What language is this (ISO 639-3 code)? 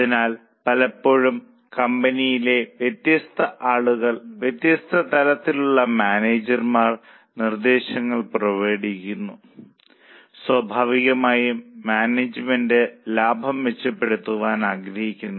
mal